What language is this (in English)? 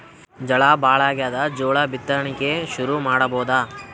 Kannada